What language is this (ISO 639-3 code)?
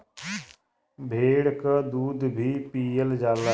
bho